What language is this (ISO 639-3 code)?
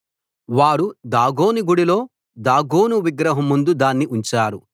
tel